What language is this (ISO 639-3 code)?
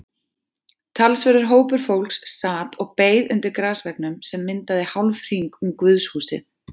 isl